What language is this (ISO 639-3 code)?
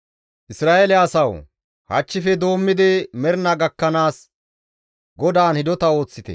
gmv